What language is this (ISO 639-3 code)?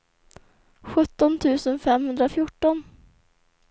swe